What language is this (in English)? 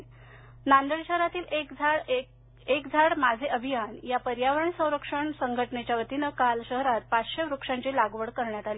Marathi